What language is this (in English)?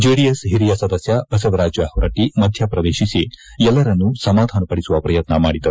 Kannada